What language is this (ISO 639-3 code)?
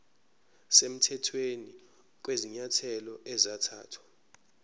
zul